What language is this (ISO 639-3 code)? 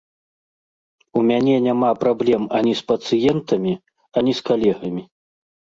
bel